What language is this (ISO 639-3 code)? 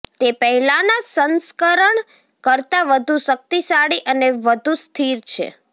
guj